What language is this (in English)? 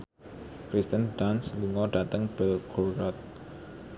Javanese